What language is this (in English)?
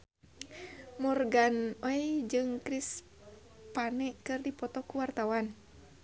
Sundanese